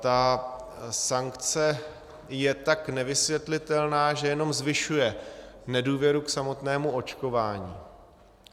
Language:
Czech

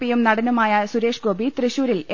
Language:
Malayalam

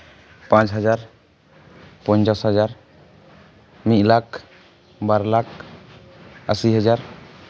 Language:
Santali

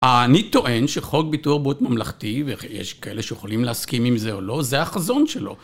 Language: Hebrew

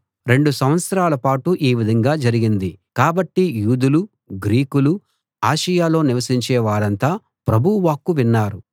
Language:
Telugu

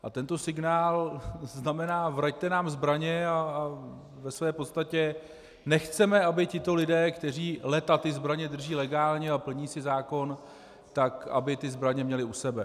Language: Czech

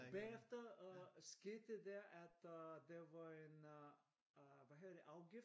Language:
Danish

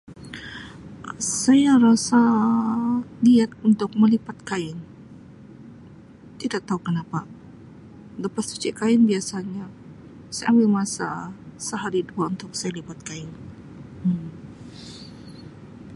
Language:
Sabah Malay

